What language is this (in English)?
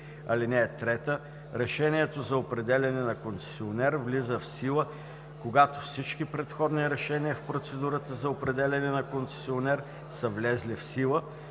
Bulgarian